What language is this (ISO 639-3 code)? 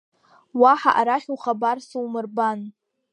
abk